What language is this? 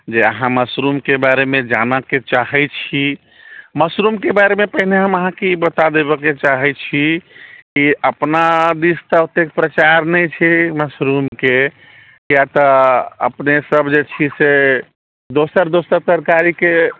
Maithili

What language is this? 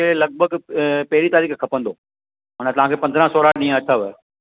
Sindhi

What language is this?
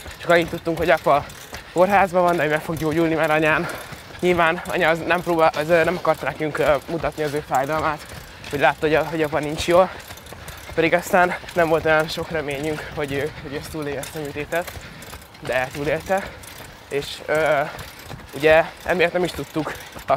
Hungarian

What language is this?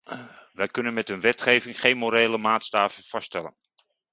Dutch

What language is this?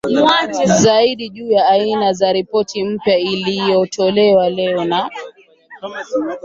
Swahili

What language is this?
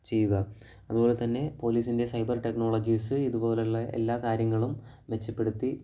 Malayalam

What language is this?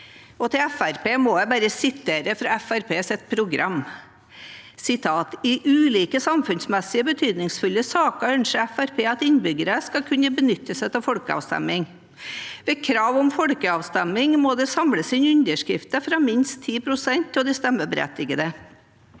Norwegian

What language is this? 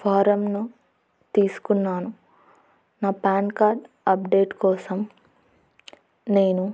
Telugu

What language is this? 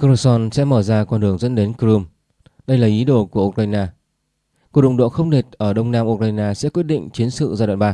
Vietnamese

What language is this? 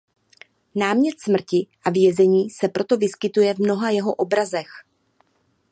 Czech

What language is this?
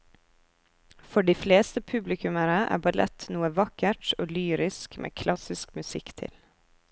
Norwegian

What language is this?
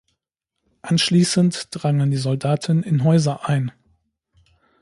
German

